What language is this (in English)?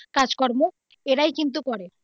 Bangla